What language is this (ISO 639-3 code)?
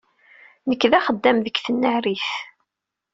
kab